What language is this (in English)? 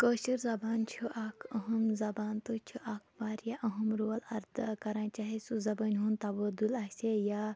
Kashmiri